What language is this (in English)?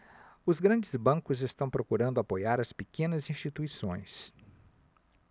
Portuguese